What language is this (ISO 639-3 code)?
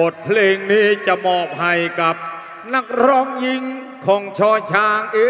tha